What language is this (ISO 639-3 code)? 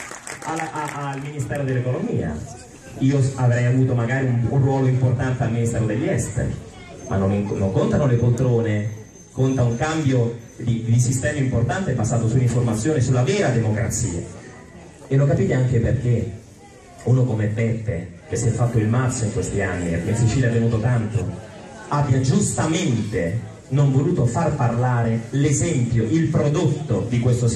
ita